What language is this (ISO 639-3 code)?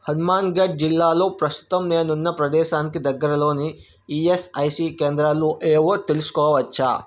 tel